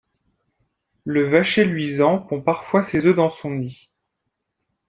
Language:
French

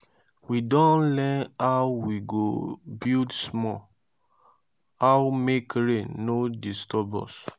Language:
Nigerian Pidgin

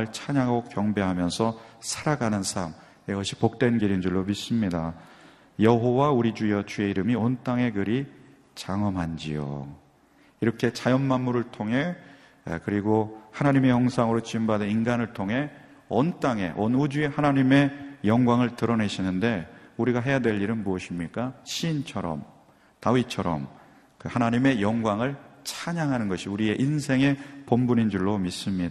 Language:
Korean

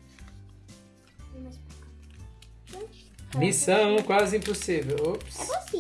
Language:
Portuguese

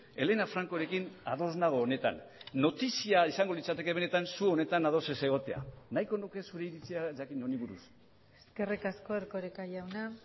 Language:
Basque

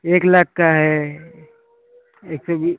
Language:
Hindi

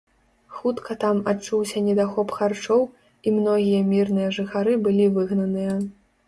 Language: Belarusian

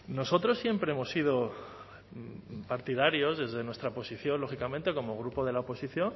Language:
Spanish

